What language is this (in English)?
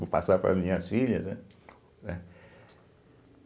Portuguese